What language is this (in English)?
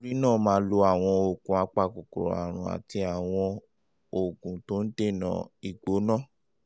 Yoruba